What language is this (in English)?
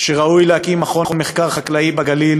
Hebrew